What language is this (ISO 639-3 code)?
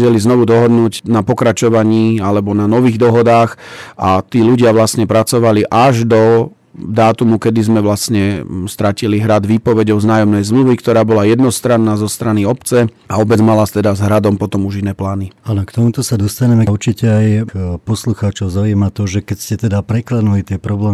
slk